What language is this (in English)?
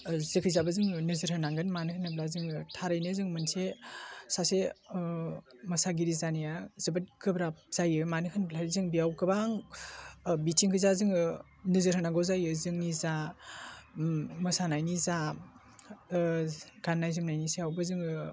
Bodo